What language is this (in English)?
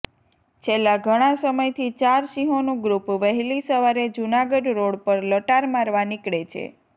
Gujarati